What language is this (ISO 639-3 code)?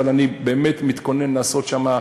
heb